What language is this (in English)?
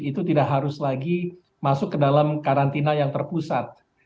Indonesian